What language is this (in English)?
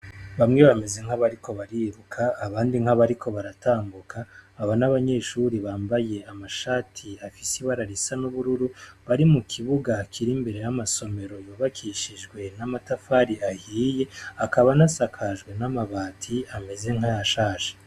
Rundi